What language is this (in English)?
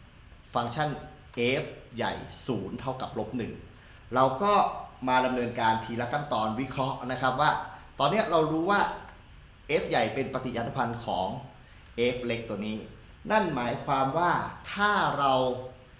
Thai